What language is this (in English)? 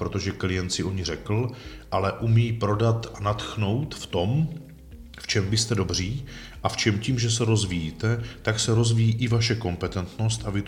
Czech